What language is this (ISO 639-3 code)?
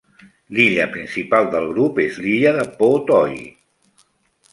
cat